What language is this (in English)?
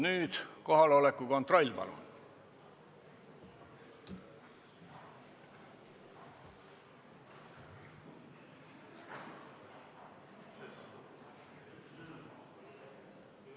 Estonian